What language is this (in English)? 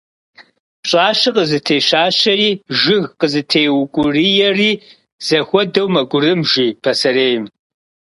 Kabardian